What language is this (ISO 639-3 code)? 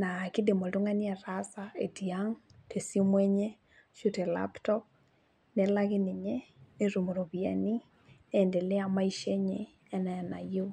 mas